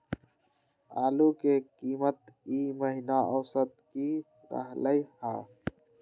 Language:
Magahi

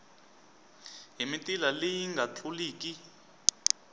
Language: Tsonga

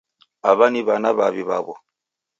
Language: Taita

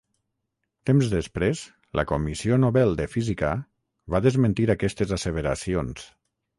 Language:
Catalan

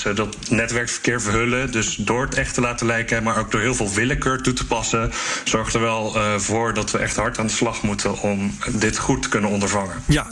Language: Dutch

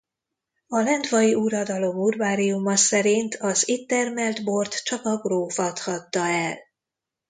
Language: Hungarian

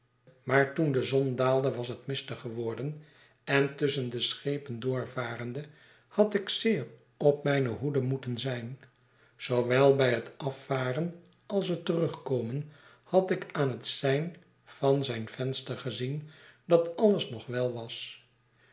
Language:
Dutch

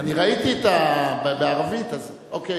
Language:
Hebrew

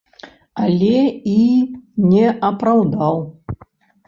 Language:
Belarusian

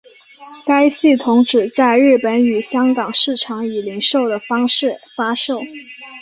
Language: Chinese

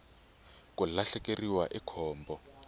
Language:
Tsonga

